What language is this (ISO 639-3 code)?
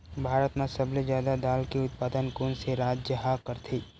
hne